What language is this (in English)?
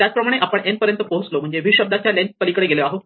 Marathi